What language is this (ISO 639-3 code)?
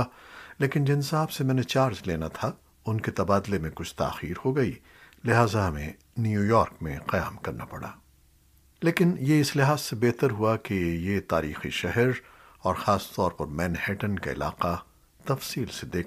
urd